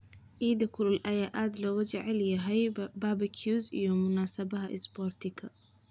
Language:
Somali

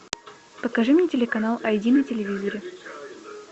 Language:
Russian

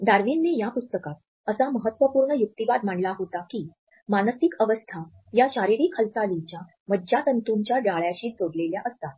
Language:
Marathi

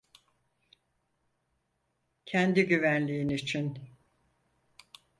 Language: Turkish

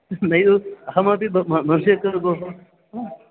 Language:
Sanskrit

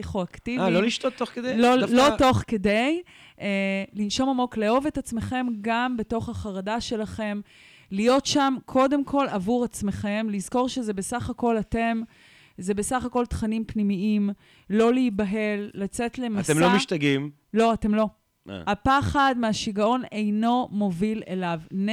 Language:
Hebrew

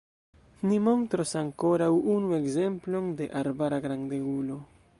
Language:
Esperanto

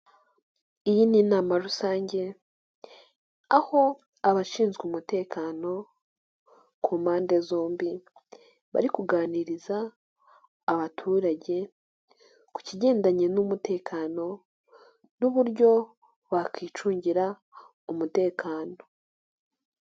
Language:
Kinyarwanda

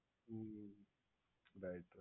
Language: Gujarati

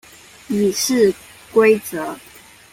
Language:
Chinese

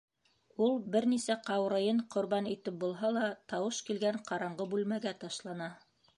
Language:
Bashkir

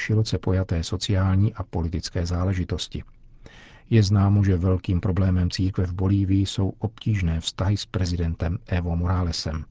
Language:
Czech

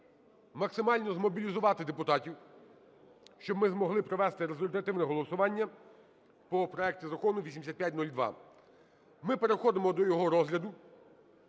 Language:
Ukrainian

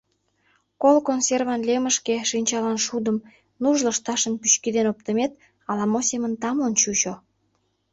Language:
Mari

